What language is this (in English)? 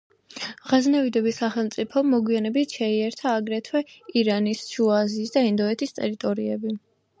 Georgian